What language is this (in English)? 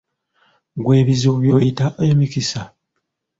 Ganda